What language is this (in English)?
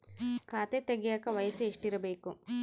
Kannada